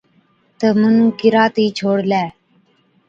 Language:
Od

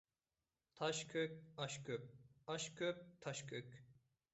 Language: Uyghur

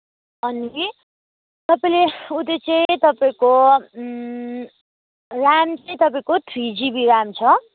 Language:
Nepali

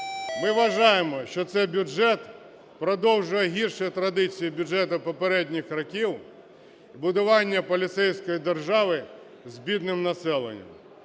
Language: Ukrainian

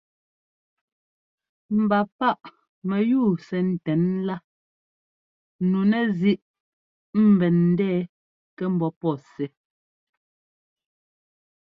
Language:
Ngomba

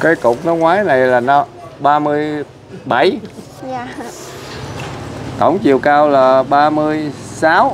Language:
Vietnamese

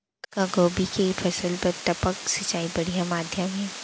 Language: Chhattisgarhi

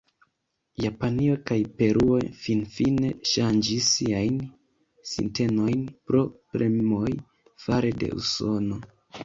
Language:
Esperanto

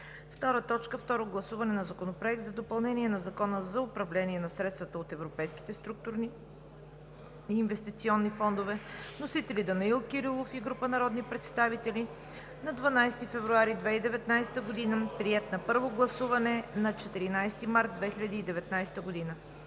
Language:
Bulgarian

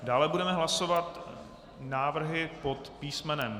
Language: Czech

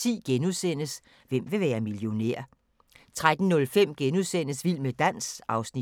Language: Danish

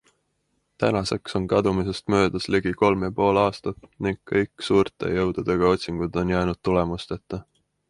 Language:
Estonian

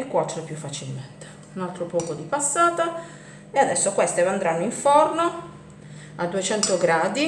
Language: Italian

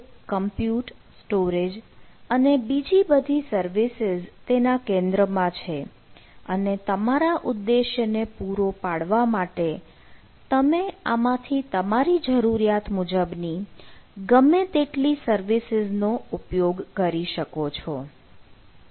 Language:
Gujarati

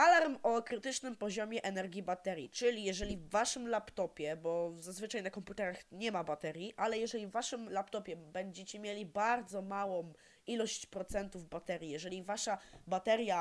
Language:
Polish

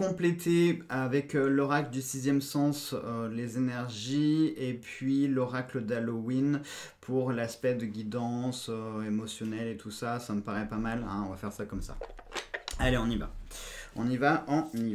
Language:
French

